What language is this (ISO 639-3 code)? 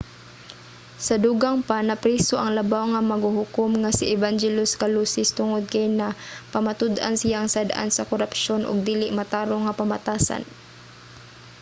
ceb